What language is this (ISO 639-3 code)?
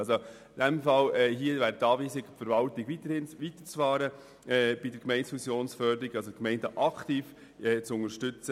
gsw